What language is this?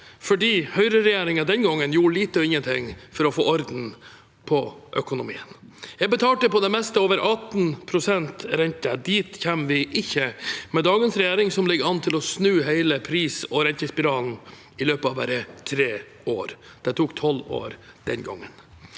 Norwegian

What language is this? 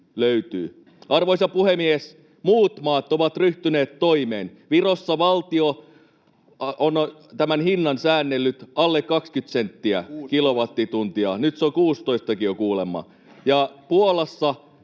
Finnish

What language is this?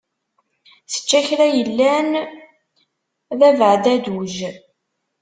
Kabyle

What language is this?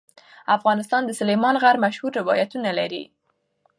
Pashto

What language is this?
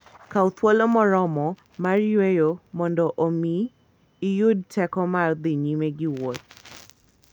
Luo (Kenya and Tanzania)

